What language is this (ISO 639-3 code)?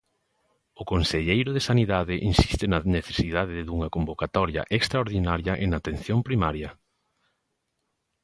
glg